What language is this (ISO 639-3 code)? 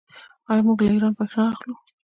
pus